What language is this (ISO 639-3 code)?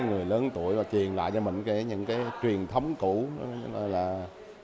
vie